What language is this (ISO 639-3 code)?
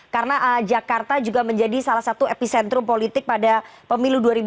ind